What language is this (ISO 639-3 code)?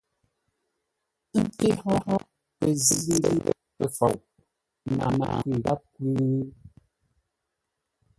nla